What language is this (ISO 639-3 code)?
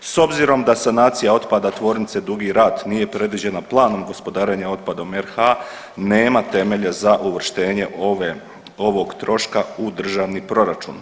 hrv